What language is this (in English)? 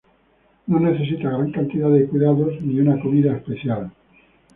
Spanish